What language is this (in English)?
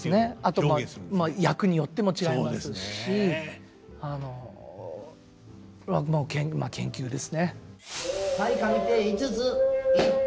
Japanese